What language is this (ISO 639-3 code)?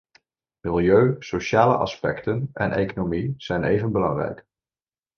nld